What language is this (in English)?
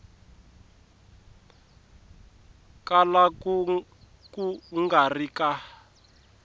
Tsonga